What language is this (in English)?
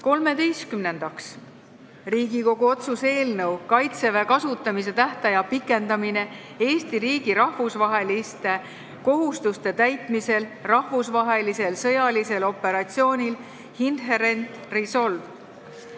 Estonian